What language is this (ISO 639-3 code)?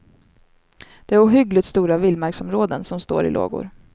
swe